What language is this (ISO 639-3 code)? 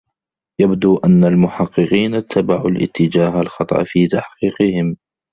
ara